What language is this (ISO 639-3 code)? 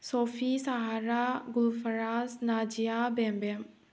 mni